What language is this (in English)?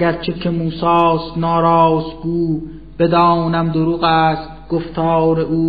Persian